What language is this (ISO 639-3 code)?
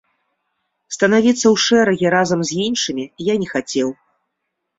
bel